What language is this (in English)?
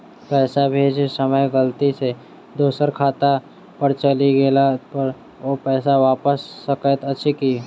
Maithili